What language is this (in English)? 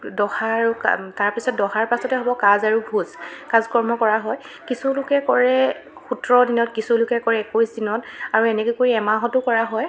Assamese